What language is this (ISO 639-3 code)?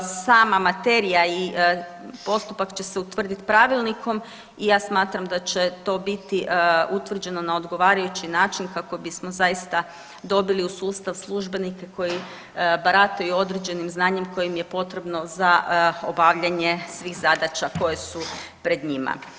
hrv